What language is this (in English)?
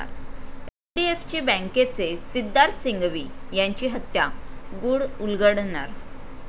Marathi